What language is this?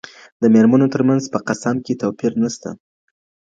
Pashto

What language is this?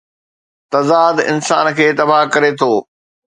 Sindhi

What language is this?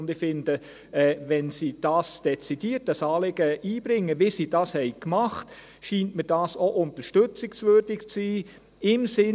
Swiss German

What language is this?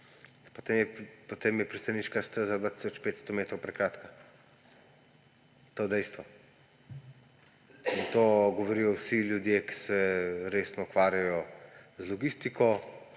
Slovenian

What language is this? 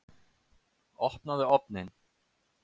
Icelandic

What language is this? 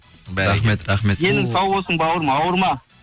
Kazakh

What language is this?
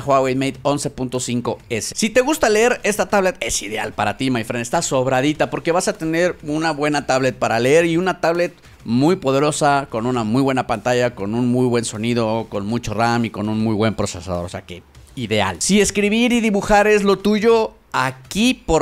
Spanish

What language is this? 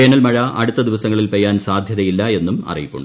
Malayalam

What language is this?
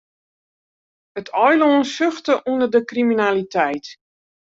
Western Frisian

